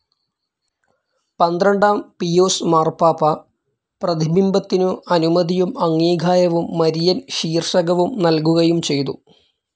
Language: Malayalam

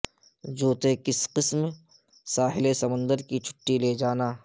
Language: Urdu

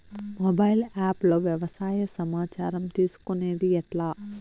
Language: Telugu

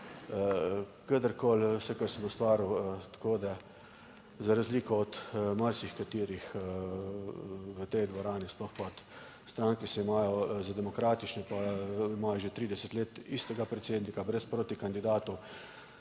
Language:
Slovenian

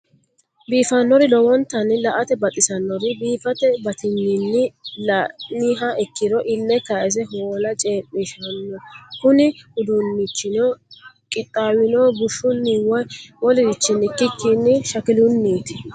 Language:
Sidamo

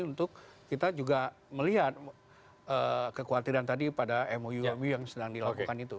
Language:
Indonesian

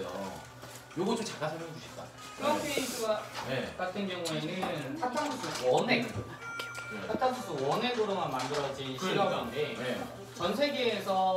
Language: Korean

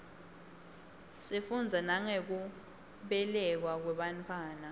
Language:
Swati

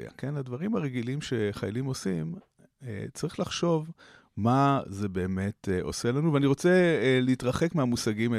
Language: Hebrew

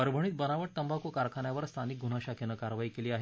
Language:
Marathi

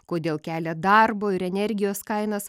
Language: Lithuanian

